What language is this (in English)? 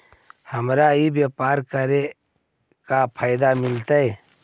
Magahi